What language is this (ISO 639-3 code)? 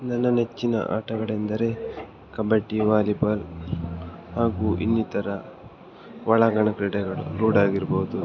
kan